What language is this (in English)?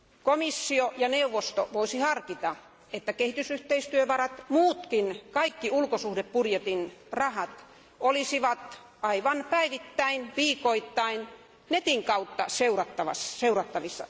Finnish